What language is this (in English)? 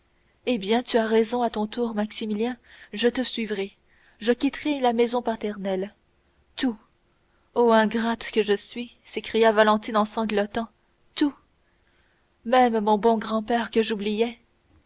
French